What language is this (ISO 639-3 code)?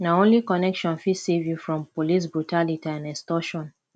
pcm